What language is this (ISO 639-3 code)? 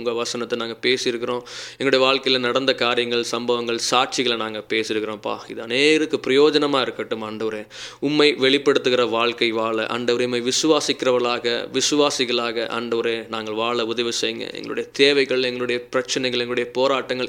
tam